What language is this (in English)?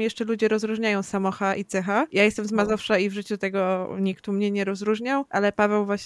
Polish